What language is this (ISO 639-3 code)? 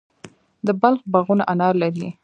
pus